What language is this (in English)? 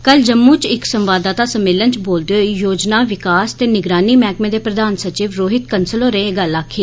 Dogri